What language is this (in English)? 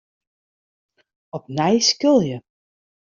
Western Frisian